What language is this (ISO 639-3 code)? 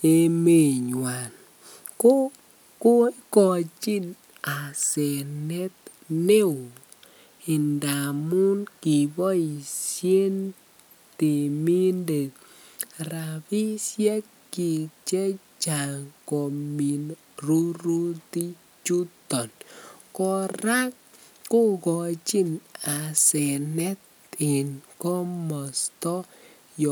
kln